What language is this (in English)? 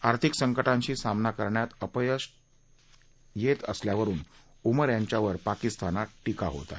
Marathi